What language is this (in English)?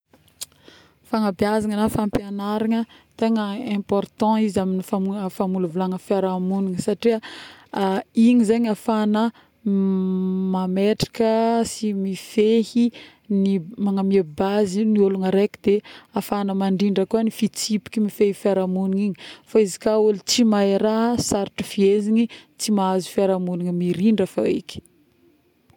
Northern Betsimisaraka Malagasy